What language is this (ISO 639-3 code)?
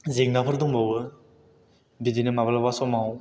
brx